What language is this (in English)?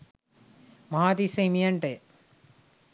Sinhala